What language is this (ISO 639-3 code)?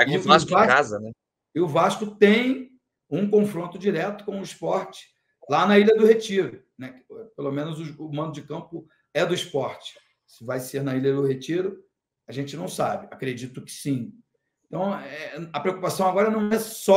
por